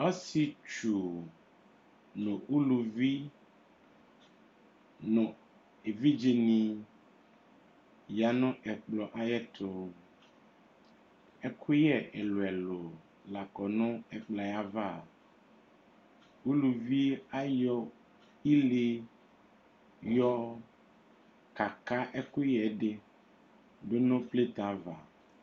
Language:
Ikposo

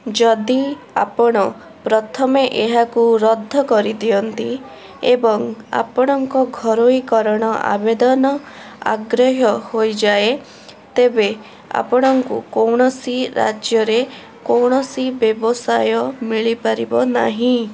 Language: Odia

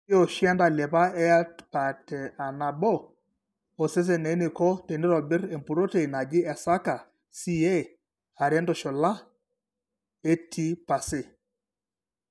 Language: Masai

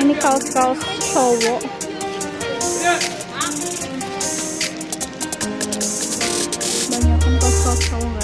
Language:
Indonesian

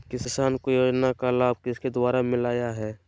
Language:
Magahi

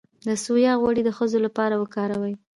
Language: Pashto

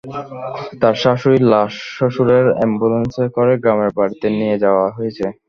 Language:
Bangla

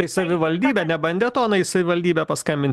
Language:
Lithuanian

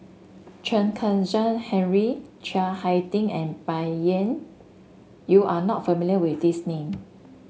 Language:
English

